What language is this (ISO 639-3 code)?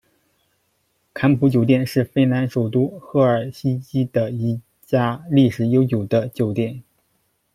zho